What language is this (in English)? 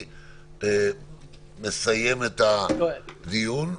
Hebrew